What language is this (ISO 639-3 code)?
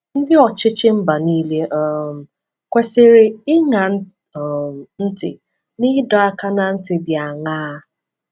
ibo